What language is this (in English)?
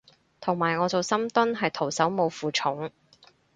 Cantonese